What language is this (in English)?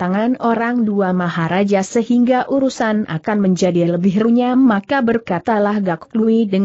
Indonesian